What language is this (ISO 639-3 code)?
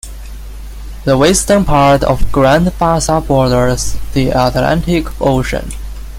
eng